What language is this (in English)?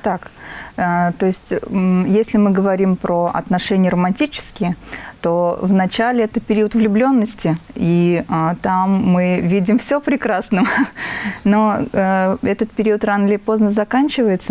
Russian